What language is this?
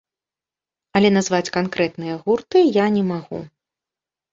Belarusian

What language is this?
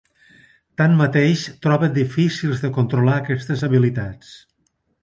Catalan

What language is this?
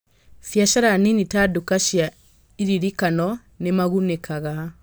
Kikuyu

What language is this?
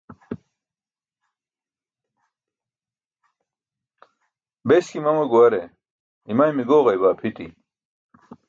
Burushaski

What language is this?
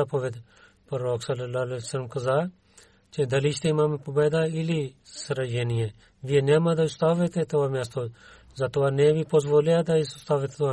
Bulgarian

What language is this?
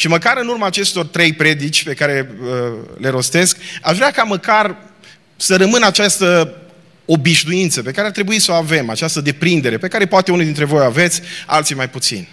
Romanian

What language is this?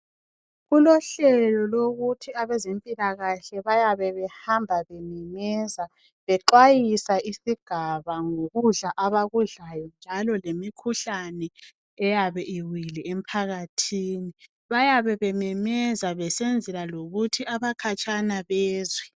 North Ndebele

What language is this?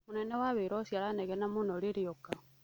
Kikuyu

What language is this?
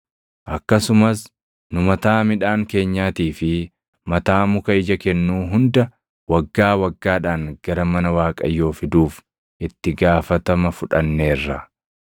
Oromo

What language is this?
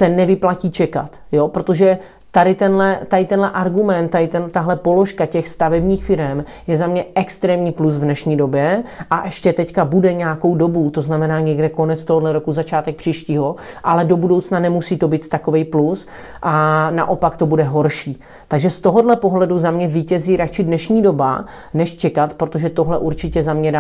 Czech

